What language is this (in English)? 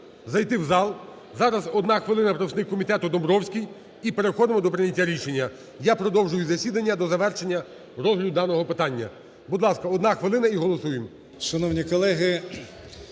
Ukrainian